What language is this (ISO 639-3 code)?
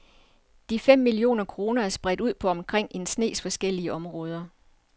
dan